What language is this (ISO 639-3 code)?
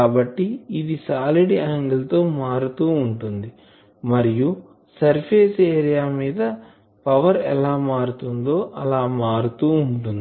tel